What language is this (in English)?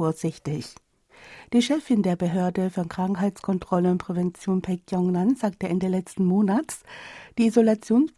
German